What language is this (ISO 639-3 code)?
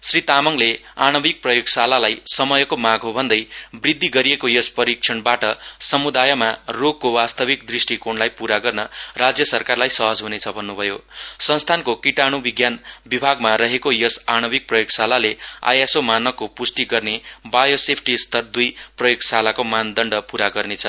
nep